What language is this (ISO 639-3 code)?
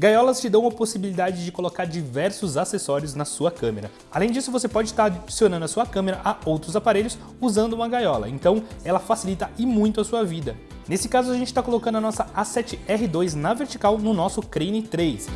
por